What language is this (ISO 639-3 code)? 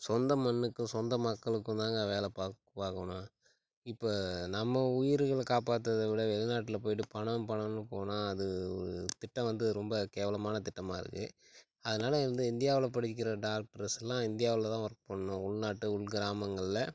tam